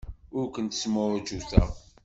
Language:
Kabyle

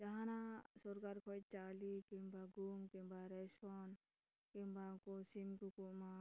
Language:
Santali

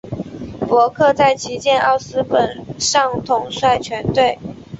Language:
Chinese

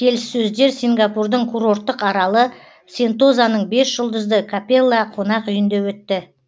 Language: Kazakh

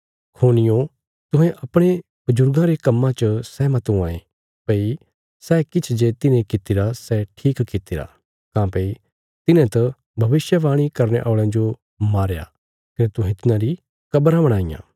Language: Bilaspuri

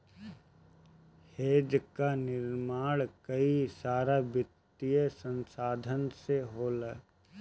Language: Bhojpuri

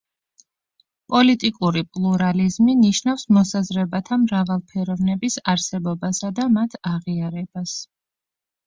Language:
Georgian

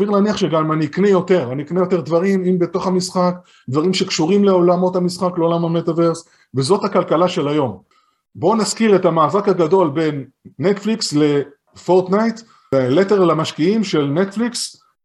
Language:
Hebrew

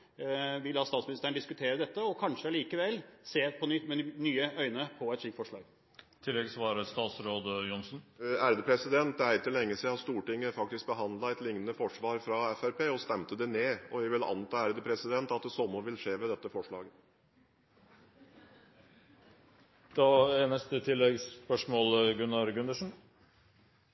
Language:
Norwegian Bokmål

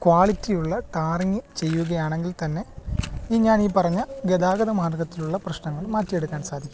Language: Malayalam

